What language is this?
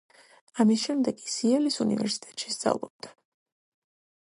Georgian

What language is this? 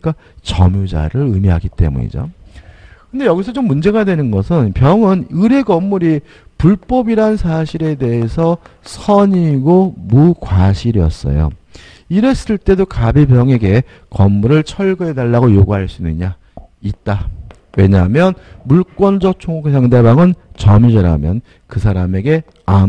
Korean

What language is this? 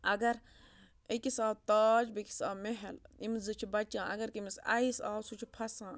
Kashmiri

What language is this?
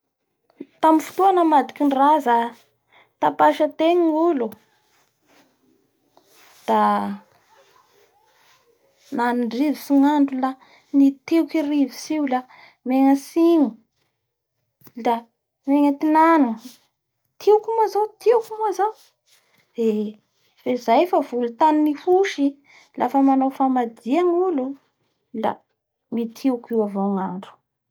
Bara Malagasy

